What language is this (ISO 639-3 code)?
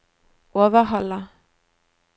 nor